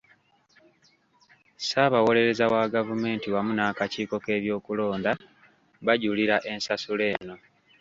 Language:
Ganda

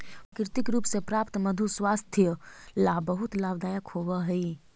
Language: Magahi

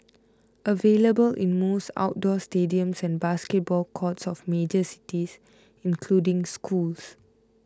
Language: English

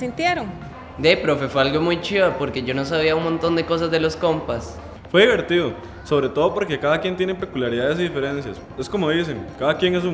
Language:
Spanish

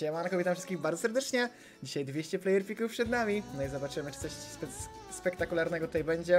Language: Polish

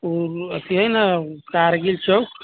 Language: Maithili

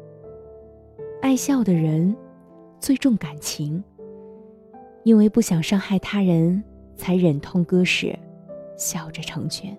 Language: Chinese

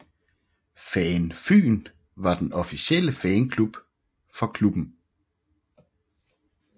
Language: Danish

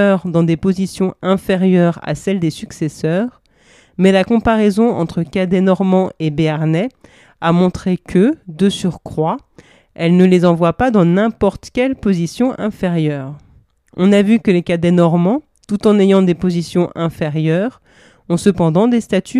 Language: French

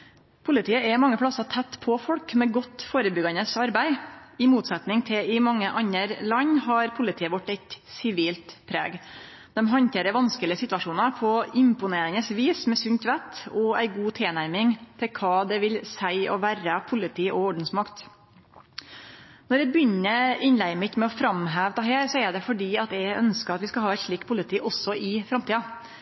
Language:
Norwegian Nynorsk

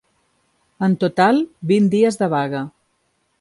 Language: Catalan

